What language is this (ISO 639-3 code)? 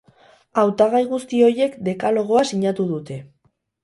eus